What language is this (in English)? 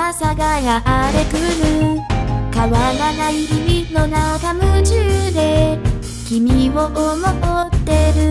Korean